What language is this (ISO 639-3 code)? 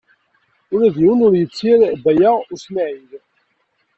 kab